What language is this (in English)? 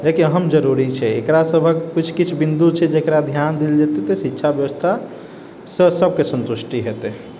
Maithili